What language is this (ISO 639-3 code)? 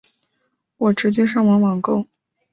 zho